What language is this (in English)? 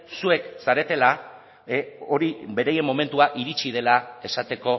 Basque